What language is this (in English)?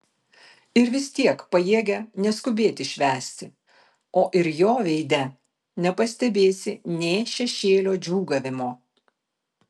Lithuanian